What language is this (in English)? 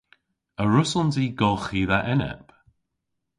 Cornish